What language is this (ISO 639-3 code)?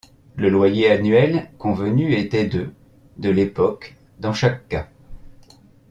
fra